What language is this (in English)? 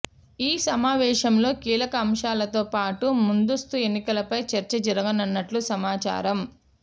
Telugu